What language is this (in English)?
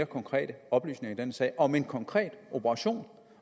Danish